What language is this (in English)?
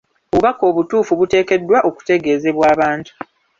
Ganda